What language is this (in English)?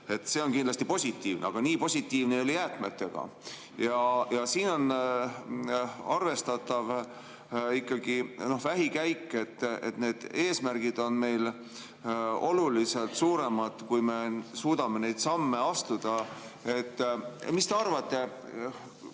Estonian